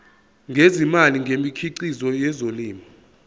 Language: Zulu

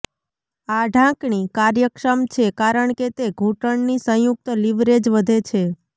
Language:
Gujarati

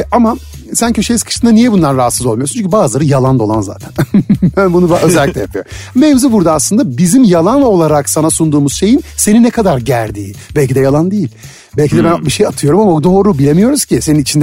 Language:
Turkish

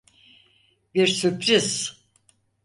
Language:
Turkish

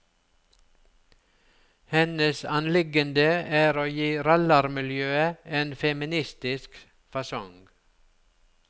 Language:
Norwegian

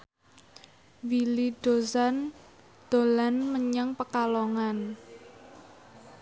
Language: Javanese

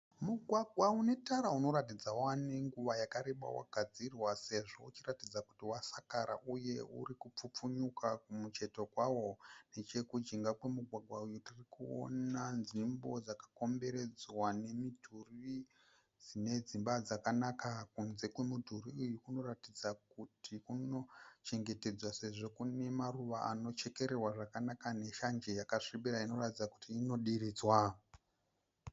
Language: Shona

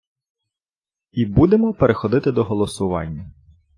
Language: Ukrainian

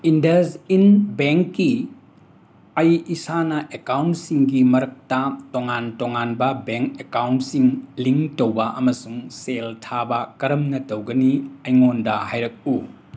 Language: Manipuri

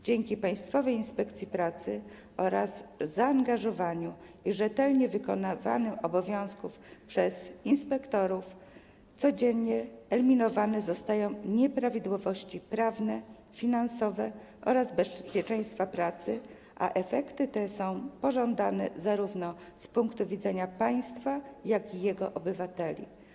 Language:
Polish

